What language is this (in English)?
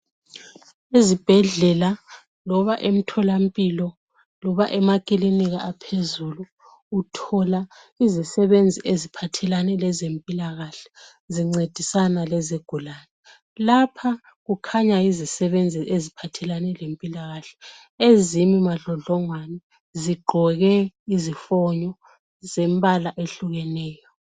North Ndebele